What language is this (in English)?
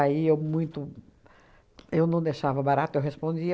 Portuguese